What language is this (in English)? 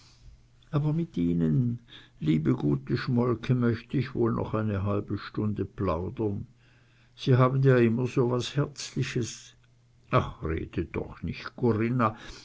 German